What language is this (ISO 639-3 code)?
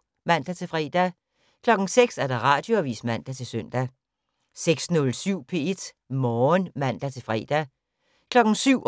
dan